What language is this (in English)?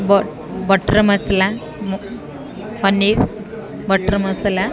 Odia